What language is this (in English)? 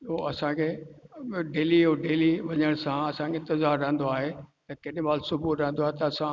Sindhi